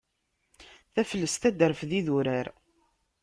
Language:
Kabyle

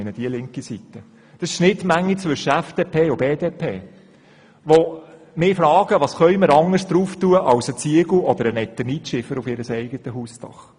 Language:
Swiss German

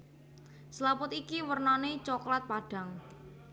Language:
Javanese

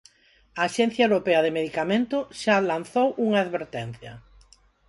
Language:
Galician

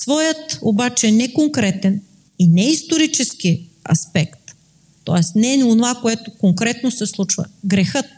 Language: Bulgarian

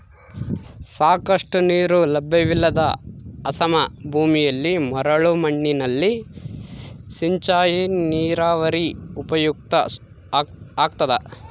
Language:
Kannada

